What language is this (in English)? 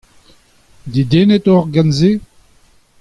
Breton